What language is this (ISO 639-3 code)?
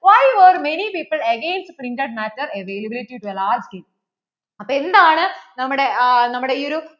mal